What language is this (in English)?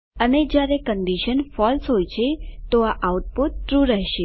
Gujarati